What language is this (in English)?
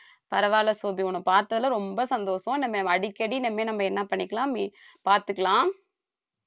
Tamil